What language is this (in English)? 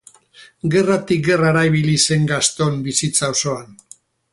Basque